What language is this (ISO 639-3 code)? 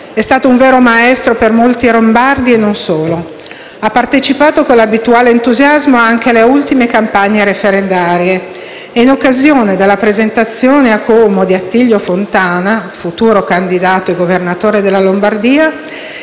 ita